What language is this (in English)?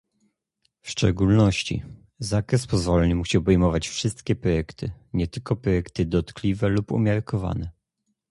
Polish